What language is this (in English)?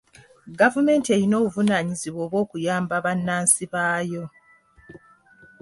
Ganda